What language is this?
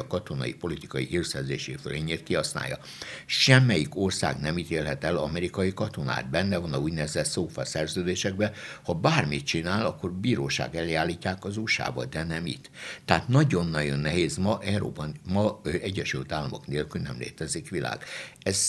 Hungarian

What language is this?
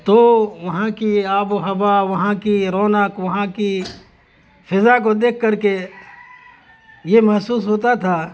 Urdu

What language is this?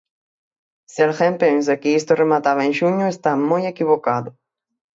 Galician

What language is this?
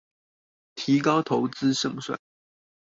Chinese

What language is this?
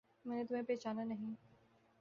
Urdu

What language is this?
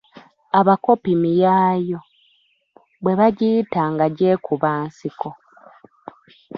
Ganda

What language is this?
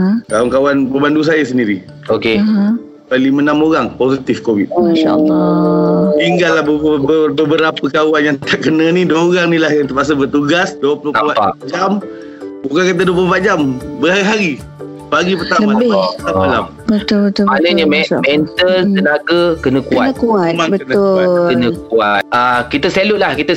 Malay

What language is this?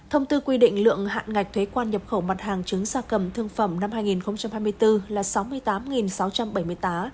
Vietnamese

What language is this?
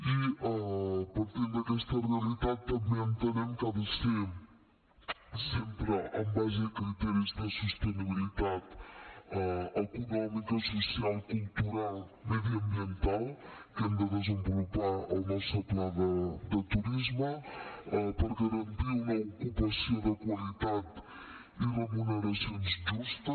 Catalan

